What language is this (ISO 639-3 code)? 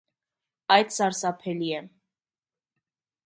hye